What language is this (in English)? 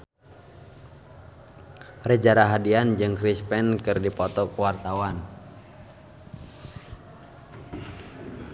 Sundanese